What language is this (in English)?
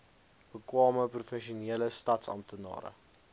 Afrikaans